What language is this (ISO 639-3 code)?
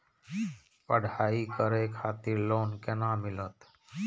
mai